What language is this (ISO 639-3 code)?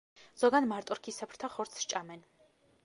kat